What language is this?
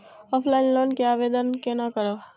Maithili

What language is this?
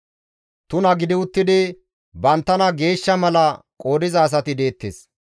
Gamo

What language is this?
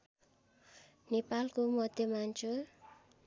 Nepali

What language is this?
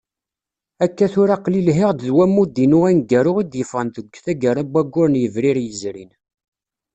Kabyle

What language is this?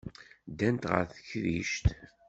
Kabyle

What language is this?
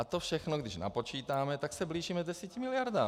Czech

